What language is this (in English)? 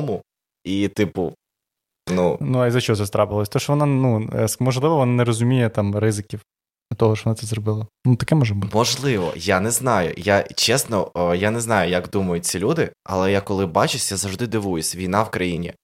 Ukrainian